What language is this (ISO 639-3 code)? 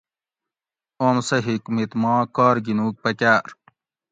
gwc